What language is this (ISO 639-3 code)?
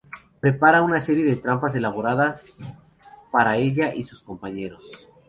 spa